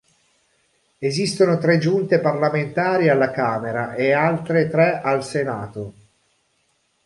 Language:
Italian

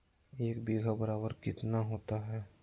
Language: Magahi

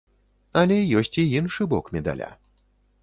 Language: Belarusian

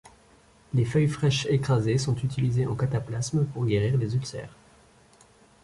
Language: French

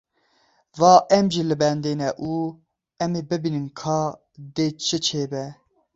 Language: Kurdish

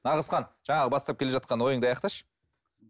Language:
Kazakh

